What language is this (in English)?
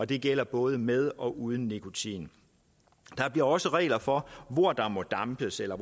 Danish